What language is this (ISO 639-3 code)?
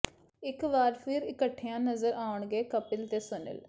pan